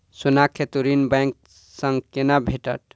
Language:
Maithili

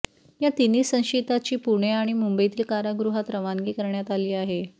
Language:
Marathi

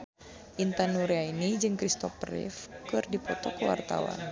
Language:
Sundanese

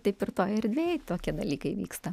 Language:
Lithuanian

